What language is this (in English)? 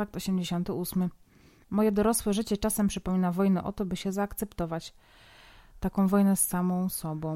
Polish